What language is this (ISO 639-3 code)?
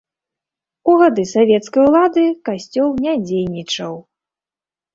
bel